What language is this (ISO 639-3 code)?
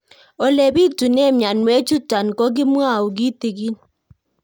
kln